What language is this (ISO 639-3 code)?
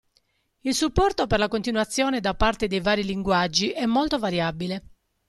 ita